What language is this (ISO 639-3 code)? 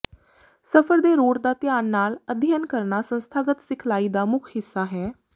pan